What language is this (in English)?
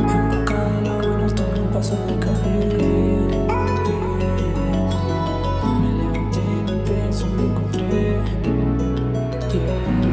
English